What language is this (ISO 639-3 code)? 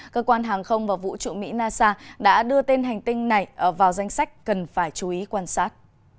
vie